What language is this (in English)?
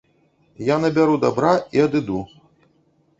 Belarusian